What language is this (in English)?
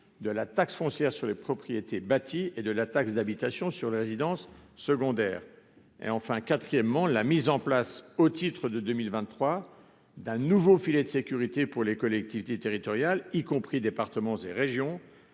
French